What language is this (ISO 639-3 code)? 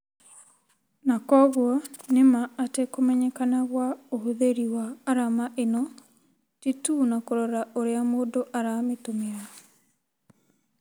kik